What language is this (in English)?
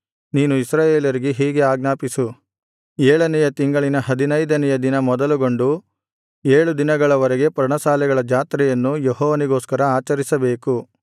Kannada